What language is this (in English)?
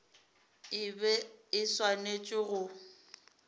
Northern Sotho